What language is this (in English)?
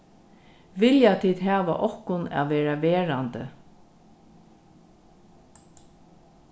Faroese